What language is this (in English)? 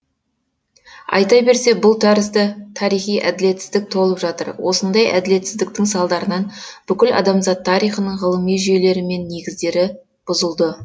Kazakh